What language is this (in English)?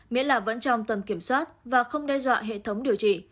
Vietnamese